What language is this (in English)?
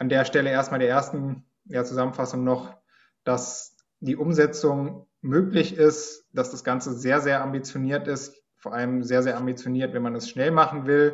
German